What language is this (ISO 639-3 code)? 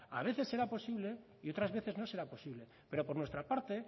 spa